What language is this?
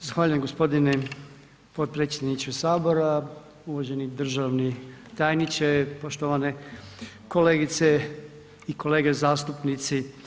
Croatian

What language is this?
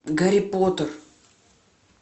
Russian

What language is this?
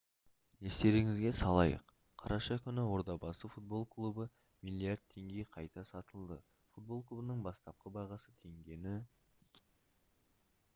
Kazakh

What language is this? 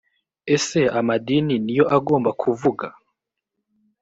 Kinyarwanda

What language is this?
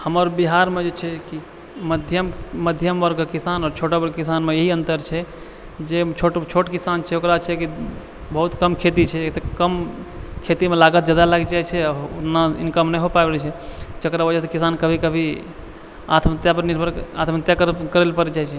Maithili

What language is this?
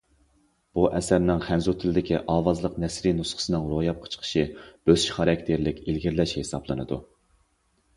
Uyghur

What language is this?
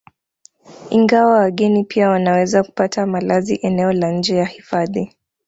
Swahili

